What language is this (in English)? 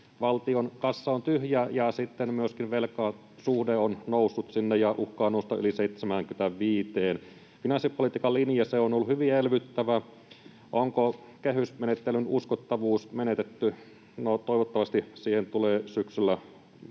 Finnish